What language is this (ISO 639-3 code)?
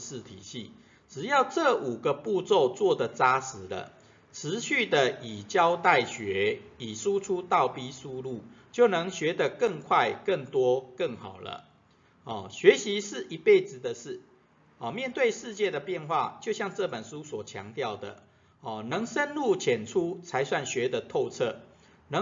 zho